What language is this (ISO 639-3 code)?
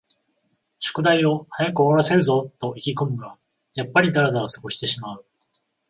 jpn